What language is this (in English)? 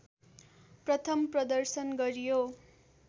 Nepali